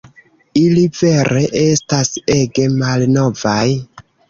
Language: Esperanto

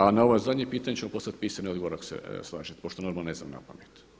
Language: Croatian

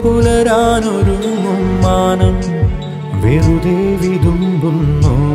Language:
Malayalam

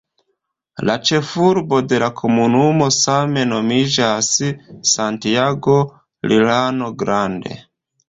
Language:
Esperanto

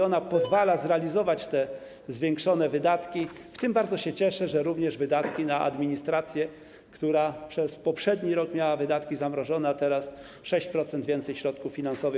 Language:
Polish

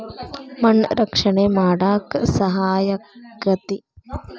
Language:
Kannada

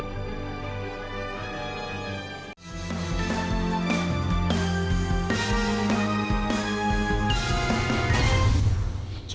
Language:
Vietnamese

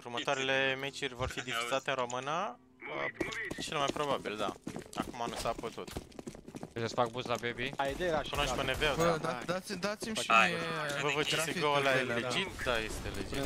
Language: Romanian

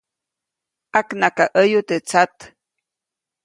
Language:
Copainalá Zoque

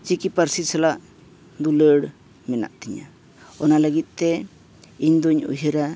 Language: Santali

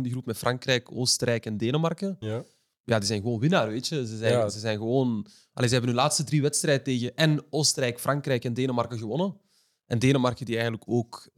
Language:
Dutch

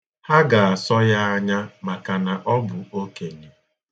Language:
Igbo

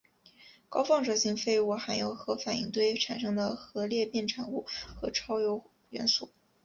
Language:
Chinese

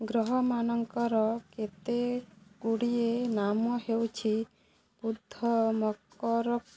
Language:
Odia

